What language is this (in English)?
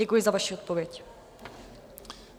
Czech